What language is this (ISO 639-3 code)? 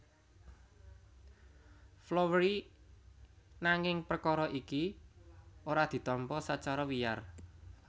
jav